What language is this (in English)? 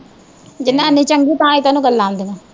Punjabi